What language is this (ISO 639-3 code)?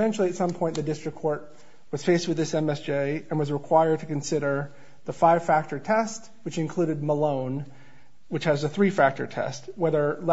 eng